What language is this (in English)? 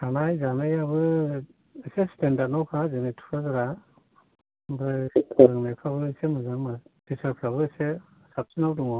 Bodo